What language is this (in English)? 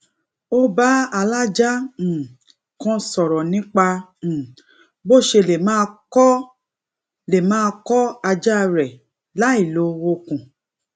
Yoruba